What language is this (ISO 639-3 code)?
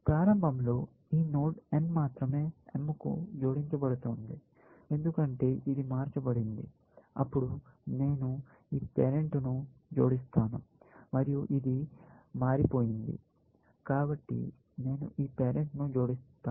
tel